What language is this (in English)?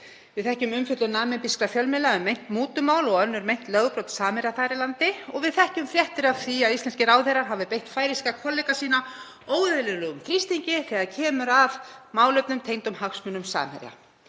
Icelandic